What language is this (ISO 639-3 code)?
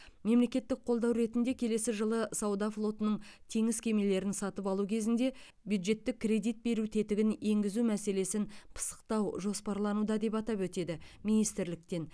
kaz